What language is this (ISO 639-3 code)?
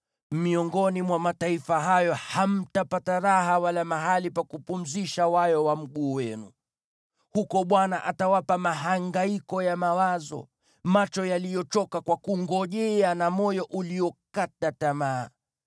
swa